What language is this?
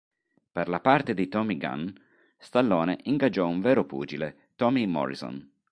Italian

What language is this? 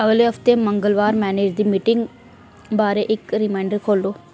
Dogri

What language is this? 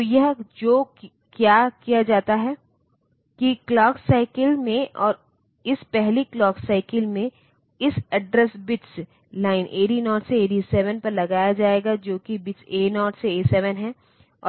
Hindi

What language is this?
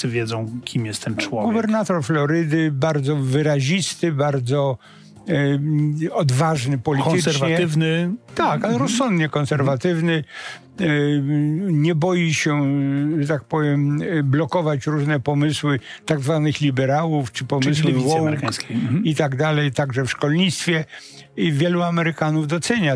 Polish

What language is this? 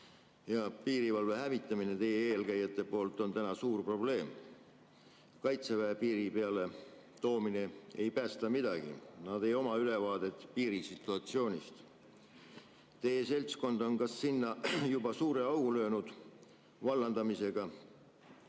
Estonian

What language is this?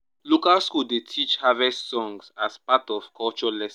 Nigerian Pidgin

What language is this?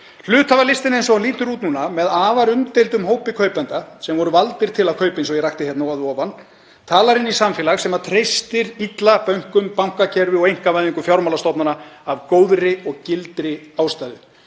Icelandic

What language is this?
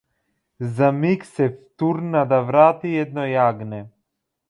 Macedonian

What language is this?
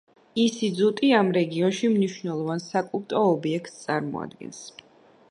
Georgian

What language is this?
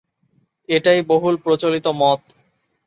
Bangla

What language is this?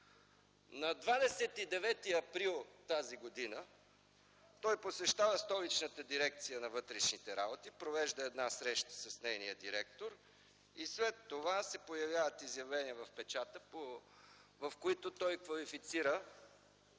Bulgarian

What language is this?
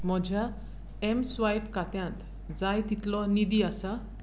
Konkani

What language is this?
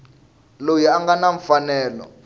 Tsonga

